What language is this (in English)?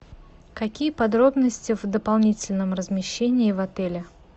Russian